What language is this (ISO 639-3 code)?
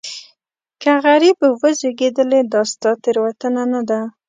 pus